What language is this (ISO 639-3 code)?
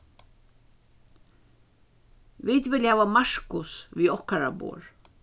fao